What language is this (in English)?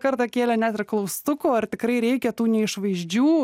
Lithuanian